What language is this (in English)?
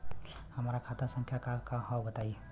Bhojpuri